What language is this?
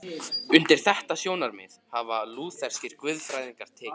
Icelandic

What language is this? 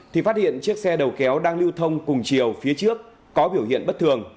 Vietnamese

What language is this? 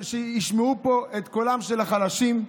Hebrew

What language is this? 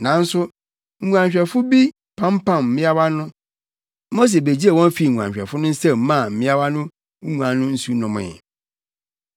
Akan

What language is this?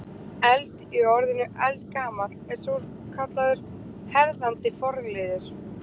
Icelandic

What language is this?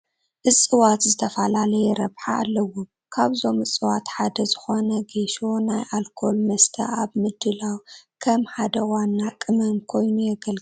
Tigrinya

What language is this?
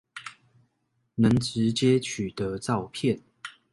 Chinese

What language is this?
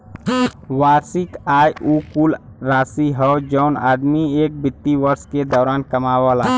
Bhojpuri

